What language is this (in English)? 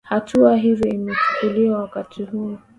Swahili